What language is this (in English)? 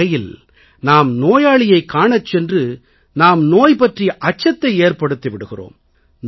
Tamil